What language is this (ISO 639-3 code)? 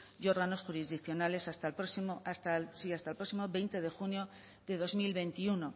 spa